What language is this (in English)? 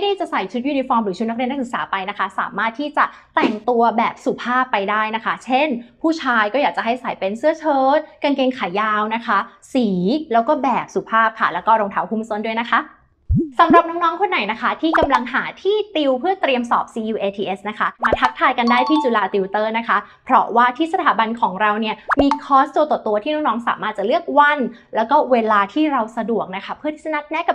Thai